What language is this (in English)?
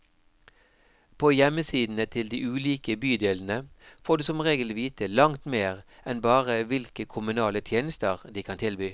Norwegian